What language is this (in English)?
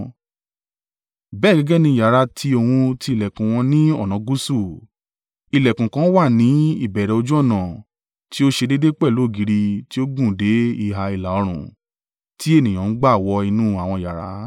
Yoruba